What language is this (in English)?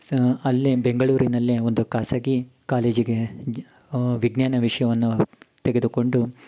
Kannada